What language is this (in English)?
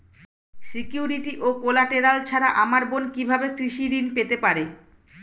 Bangla